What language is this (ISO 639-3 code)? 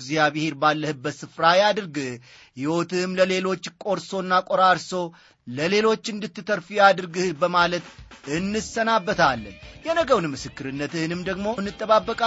amh